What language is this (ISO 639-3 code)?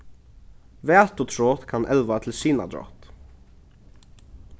fao